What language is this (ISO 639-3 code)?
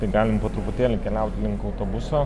lit